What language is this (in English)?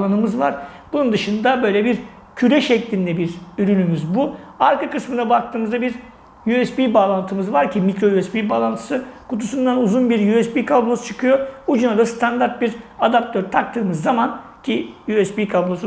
Turkish